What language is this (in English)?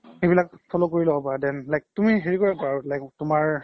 Assamese